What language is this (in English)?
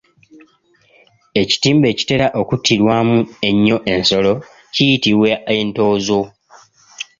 Ganda